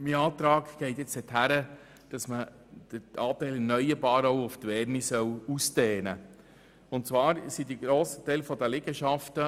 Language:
Swiss German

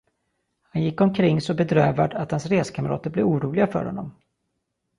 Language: Swedish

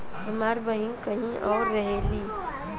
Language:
Bhojpuri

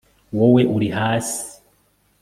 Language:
Kinyarwanda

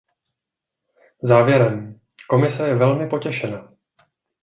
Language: Czech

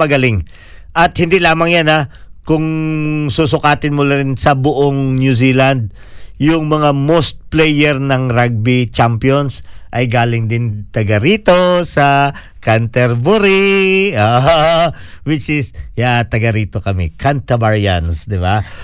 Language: Filipino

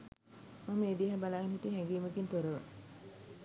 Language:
Sinhala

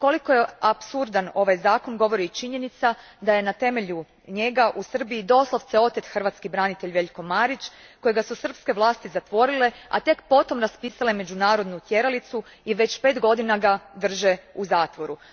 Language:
Croatian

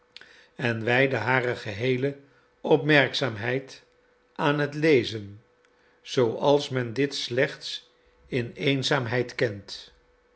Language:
Dutch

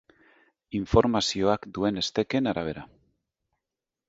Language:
Basque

